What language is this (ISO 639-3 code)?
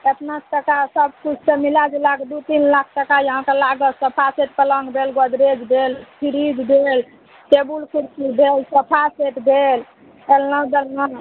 mai